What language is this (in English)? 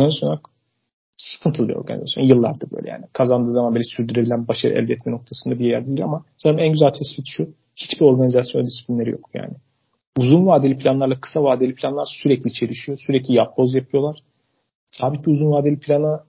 Turkish